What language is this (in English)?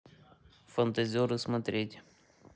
Russian